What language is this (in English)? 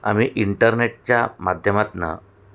Marathi